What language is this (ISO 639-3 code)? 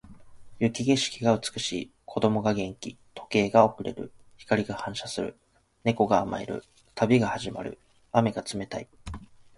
jpn